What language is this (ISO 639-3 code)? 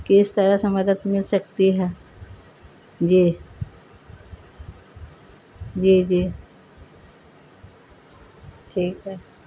urd